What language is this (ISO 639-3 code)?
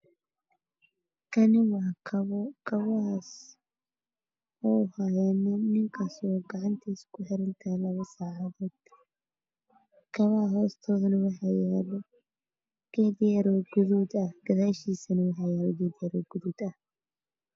som